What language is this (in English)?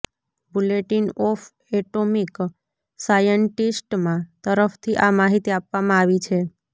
Gujarati